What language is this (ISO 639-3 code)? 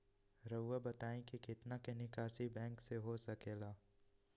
mag